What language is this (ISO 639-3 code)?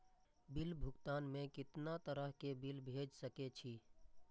mai